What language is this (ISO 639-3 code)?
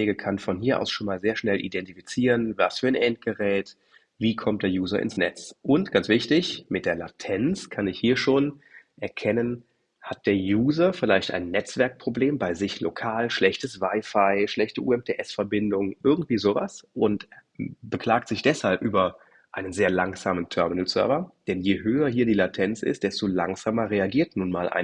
deu